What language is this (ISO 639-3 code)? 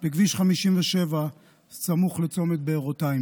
heb